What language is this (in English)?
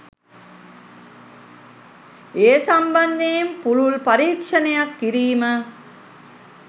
Sinhala